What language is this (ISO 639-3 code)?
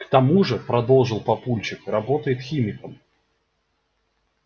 rus